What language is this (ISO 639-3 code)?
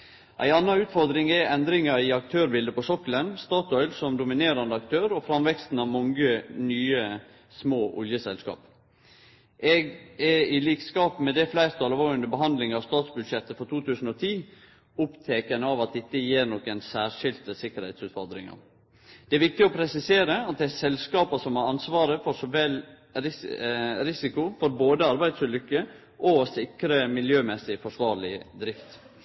nno